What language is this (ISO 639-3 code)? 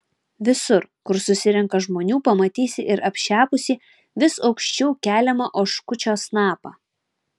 lit